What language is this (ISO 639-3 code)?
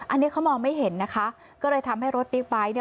tha